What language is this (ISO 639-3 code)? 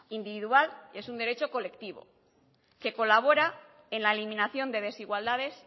spa